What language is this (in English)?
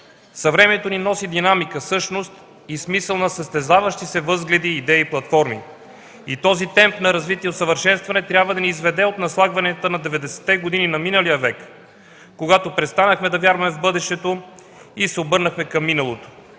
Bulgarian